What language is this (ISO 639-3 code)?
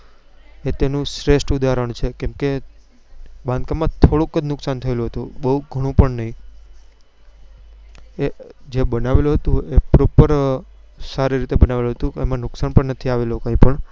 guj